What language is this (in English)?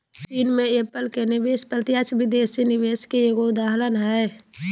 Magahi